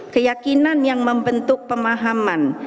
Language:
Indonesian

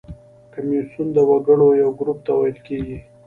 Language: Pashto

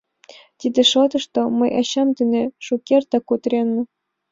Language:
Mari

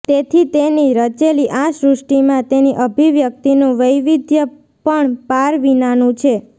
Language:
Gujarati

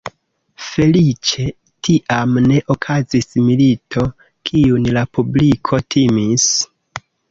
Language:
Esperanto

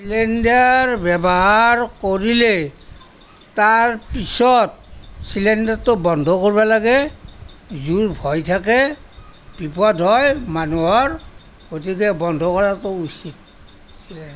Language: Assamese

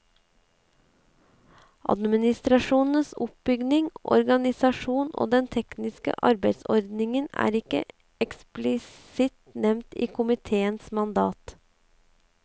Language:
Norwegian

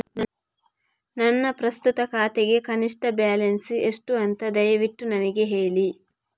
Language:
Kannada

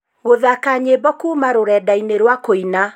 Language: Kikuyu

